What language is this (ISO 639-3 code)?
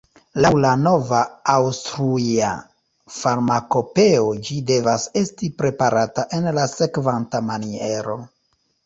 epo